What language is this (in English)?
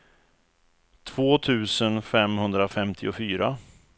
Swedish